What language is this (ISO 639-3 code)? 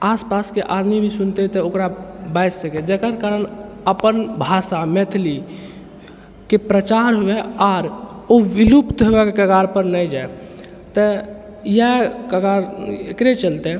mai